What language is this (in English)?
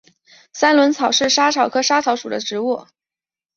Chinese